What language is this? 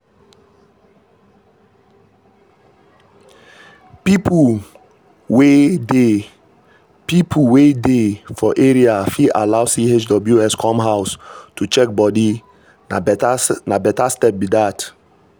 Nigerian Pidgin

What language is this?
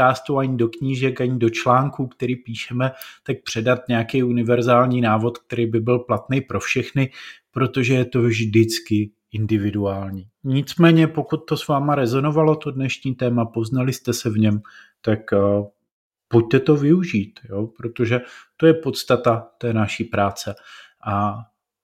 Czech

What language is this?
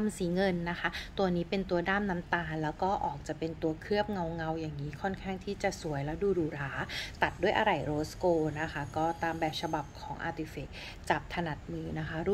Thai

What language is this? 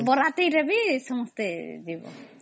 Odia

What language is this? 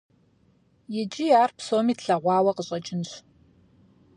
Kabardian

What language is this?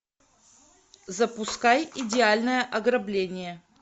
Russian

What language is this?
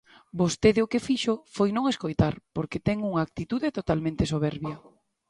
Galician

